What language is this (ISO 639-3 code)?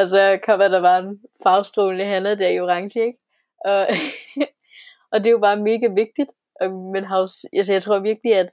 dan